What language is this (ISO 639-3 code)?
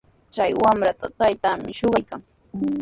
qws